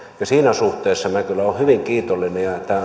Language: Finnish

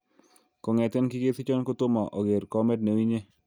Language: Kalenjin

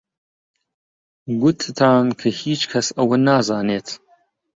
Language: Central Kurdish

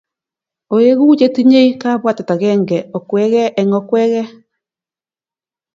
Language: Kalenjin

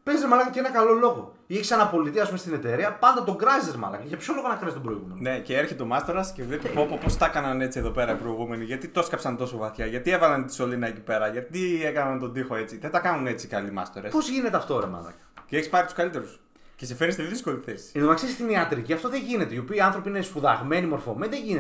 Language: Greek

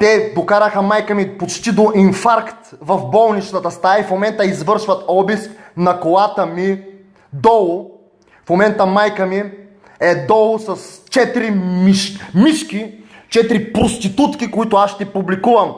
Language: Bulgarian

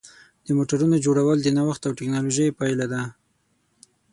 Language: Pashto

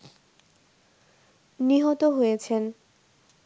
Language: Bangla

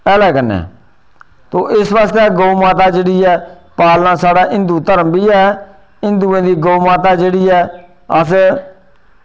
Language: Dogri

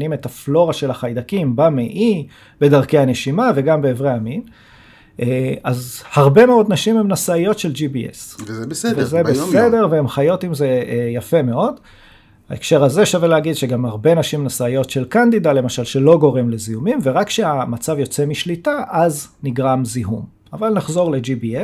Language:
Hebrew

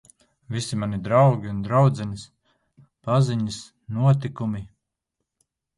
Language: Latvian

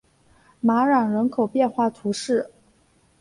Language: Chinese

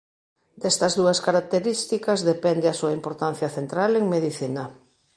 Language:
Galician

